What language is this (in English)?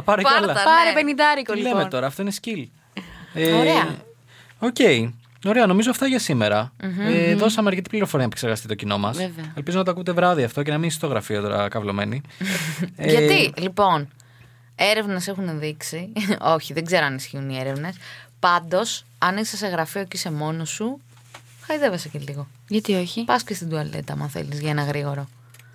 Greek